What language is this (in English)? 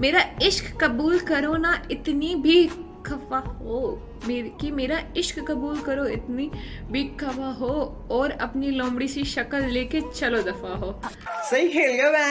Hindi